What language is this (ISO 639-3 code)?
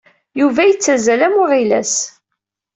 kab